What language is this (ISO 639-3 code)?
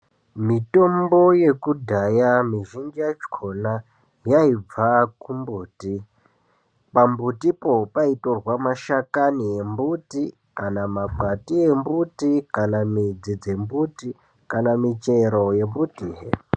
ndc